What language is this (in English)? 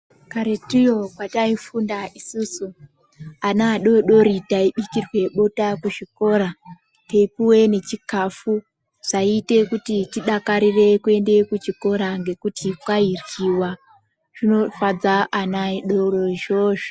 Ndau